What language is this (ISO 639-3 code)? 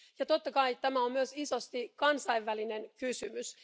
fin